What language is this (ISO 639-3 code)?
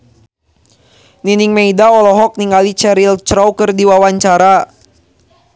sun